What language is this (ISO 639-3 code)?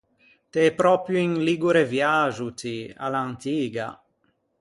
lij